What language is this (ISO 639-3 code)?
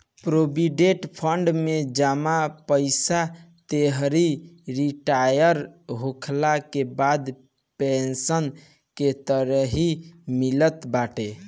bho